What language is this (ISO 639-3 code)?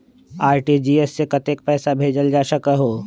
mag